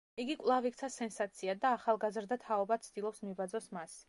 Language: Georgian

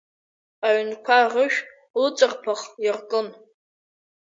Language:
Abkhazian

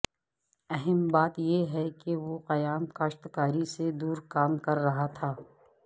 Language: Urdu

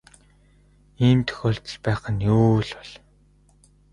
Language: Mongolian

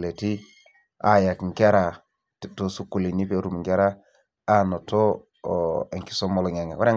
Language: Masai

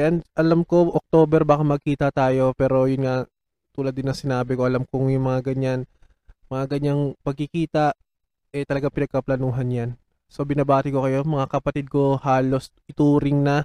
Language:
Filipino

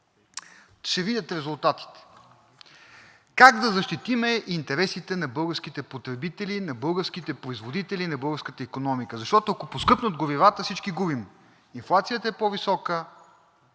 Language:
Bulgarian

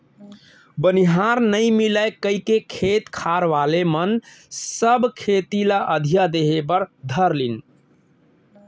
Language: Chhattisgarhi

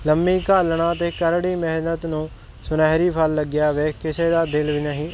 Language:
Punjabi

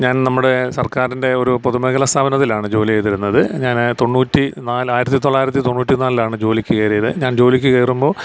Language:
Malayalam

